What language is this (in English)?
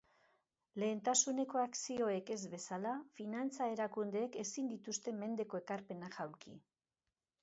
Basque